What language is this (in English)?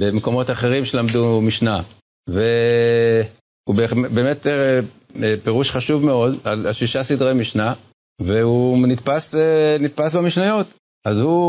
Hebrew